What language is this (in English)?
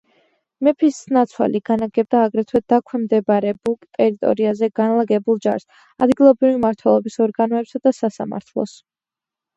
Georgian